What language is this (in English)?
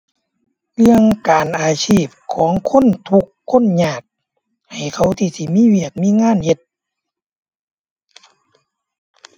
Thai